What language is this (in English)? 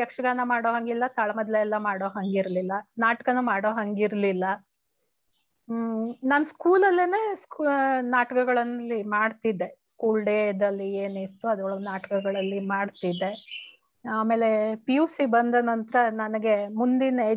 Kannada